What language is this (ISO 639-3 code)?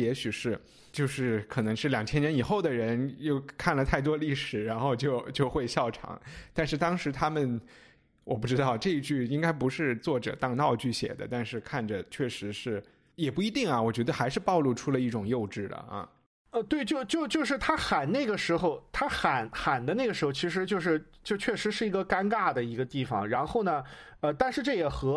zho